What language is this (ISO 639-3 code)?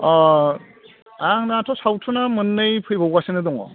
brx